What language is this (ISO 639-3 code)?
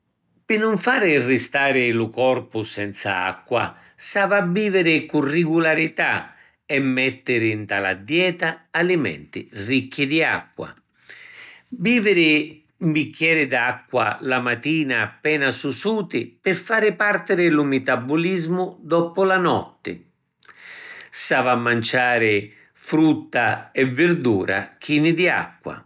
scn